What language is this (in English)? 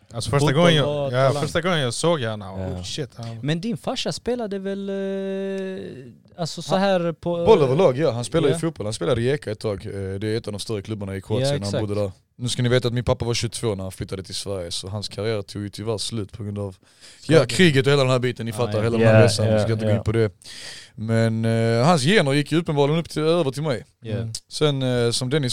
Swedish